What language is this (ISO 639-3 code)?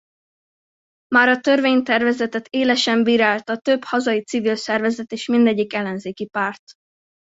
hun